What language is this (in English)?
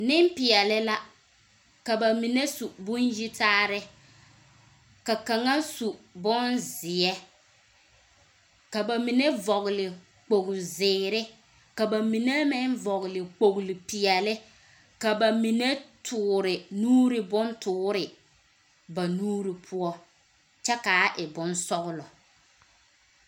Southern Dagaare